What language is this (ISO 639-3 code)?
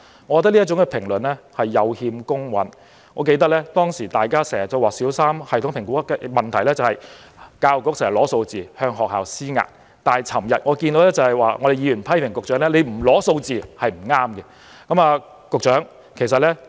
yue